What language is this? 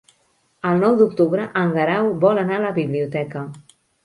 Catalan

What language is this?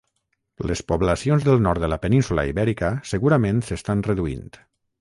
Catalan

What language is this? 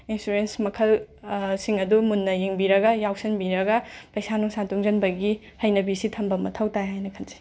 Manipuri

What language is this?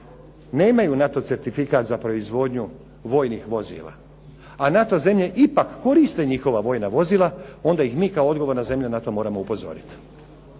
Croatian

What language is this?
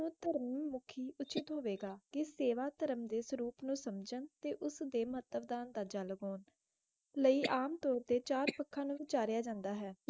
Punjabi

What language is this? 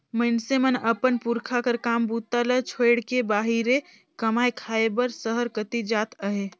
Chhattisgarhi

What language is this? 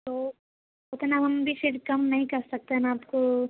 Urdu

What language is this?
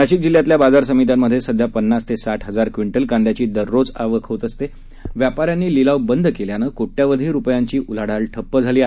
Marathi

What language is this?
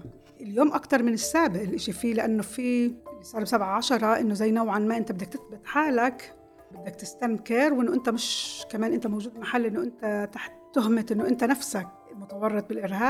Arabic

